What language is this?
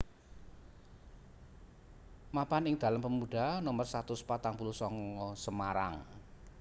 Javanese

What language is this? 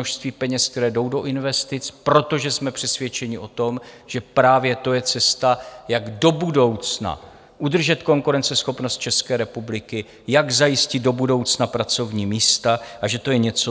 Czech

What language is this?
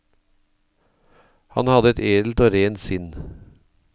Norwegian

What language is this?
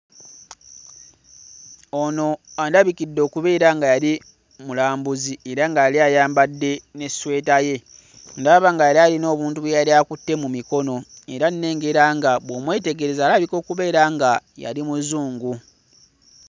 Ganda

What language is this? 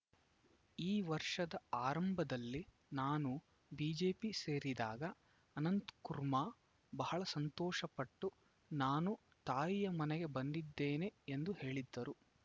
Kannada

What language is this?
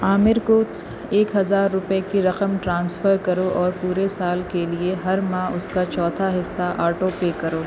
Urdu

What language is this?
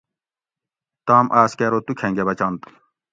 Gawri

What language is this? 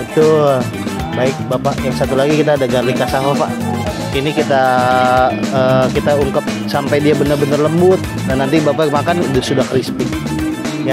Indonesian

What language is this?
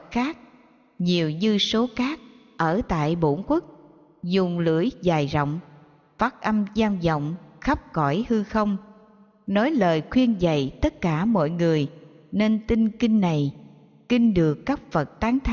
Vietnamese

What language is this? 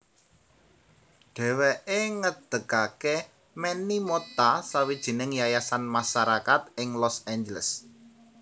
Javanese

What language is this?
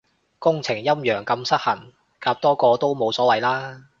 Cantonese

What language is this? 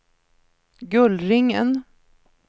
Swedish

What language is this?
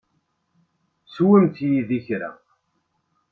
Kabyle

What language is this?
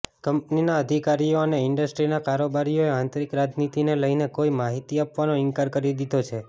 Gujarati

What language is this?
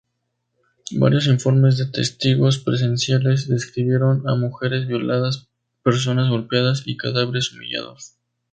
Spanish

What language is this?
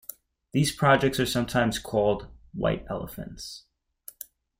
English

